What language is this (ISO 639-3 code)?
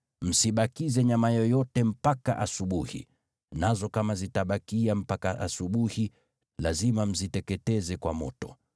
swa